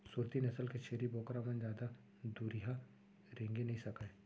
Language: Chhattisgarhi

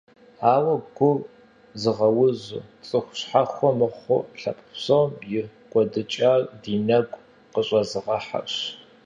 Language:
Kabardian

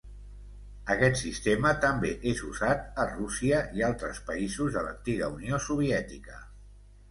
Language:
Catalan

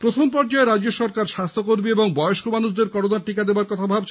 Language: Bangla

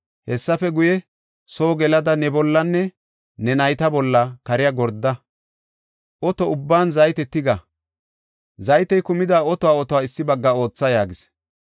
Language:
Gofa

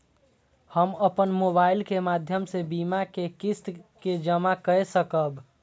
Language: Maithili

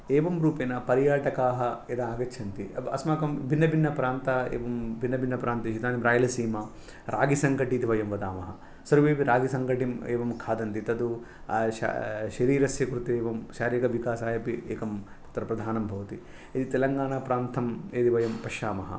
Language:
Sanskrit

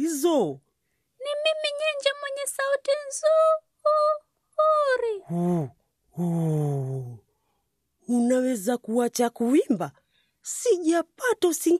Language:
Swahili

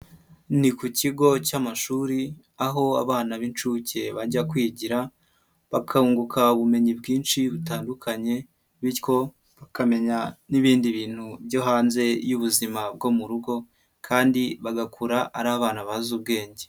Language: Kinyarwanda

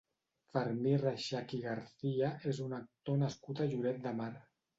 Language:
Catalan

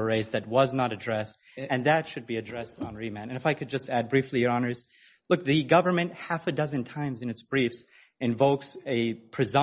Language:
English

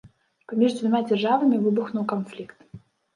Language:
Belarusian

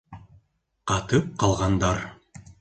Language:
Bashkir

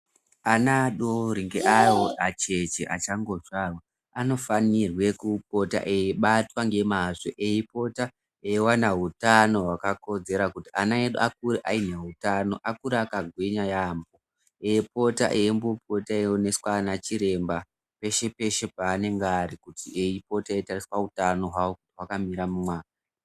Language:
Ndau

